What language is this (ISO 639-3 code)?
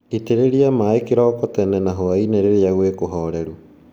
kik